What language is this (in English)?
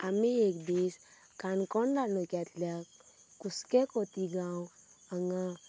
Konkani